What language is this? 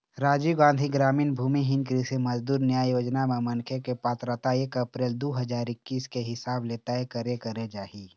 Chhattisgarhi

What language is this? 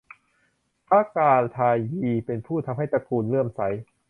Thai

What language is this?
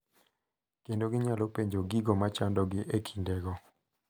Luo (Kenya and Tanzania)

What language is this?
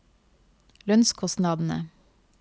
Norwegian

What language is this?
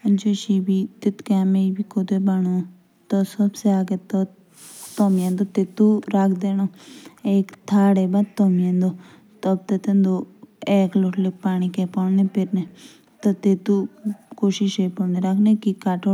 Jaunsari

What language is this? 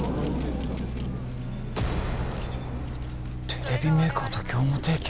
Japanese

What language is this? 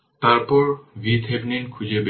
Bangla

